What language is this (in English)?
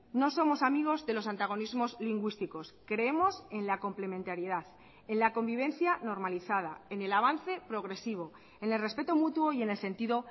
Spanish